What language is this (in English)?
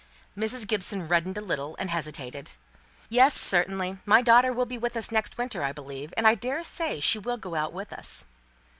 English